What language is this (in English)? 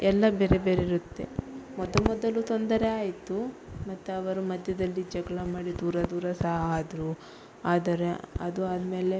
Kannada